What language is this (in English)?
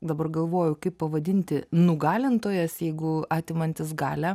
Lithuanian